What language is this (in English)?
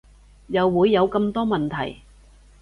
Cantonese